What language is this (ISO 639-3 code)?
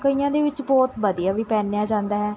pan